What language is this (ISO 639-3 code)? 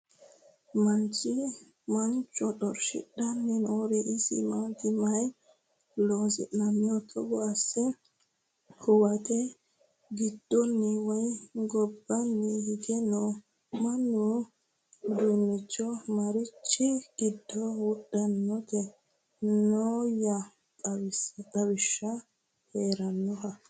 sid